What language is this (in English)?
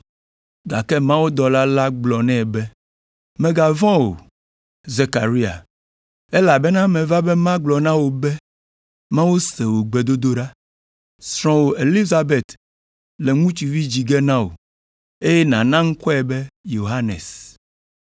Ewe